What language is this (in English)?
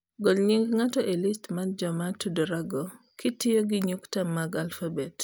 Luo (Kenya and Tanzania)